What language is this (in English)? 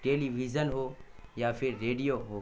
Urdu